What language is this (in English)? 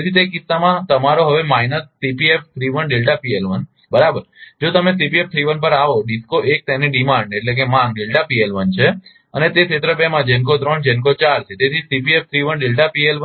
Gujarati